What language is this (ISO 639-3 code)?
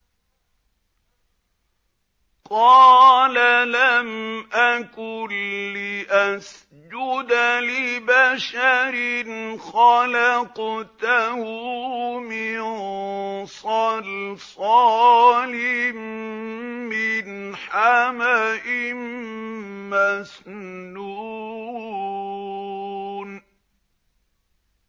ara